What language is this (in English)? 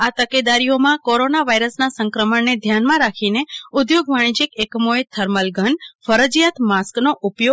Gujarati